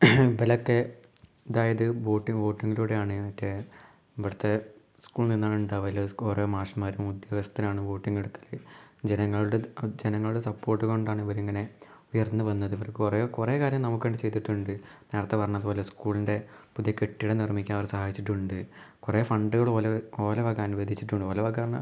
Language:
Malayalam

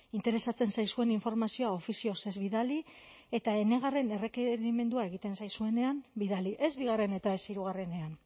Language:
Basque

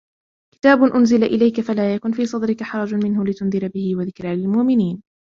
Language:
Arabic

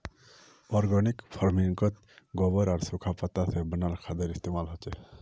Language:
Magahi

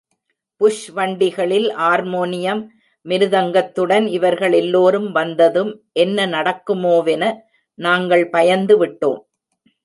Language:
Tamil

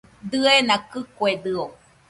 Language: Nüpode Huitoto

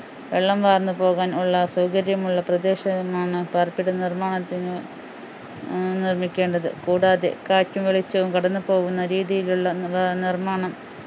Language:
Malayalam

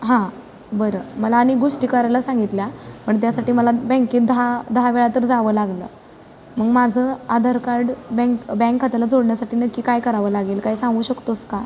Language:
Marathi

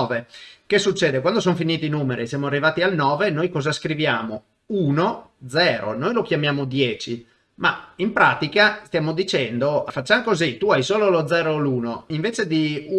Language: Italian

